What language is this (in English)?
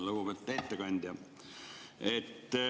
Estonian